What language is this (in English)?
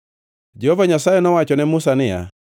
Luo (Kenya and Tanzania)